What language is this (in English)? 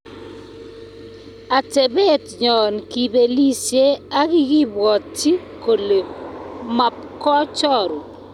Kalenjin